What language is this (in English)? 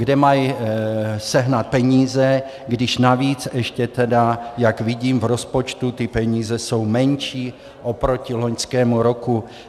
Czech